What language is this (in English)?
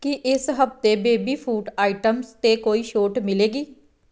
Punjabi